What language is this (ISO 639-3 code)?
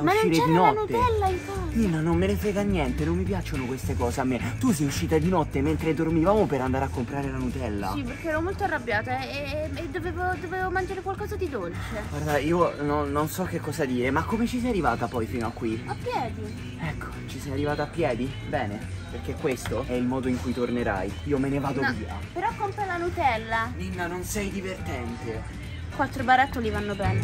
ita